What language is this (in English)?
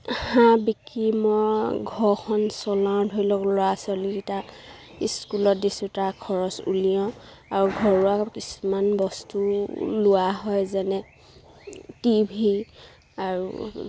Assamese